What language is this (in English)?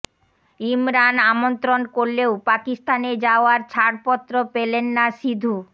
Bangla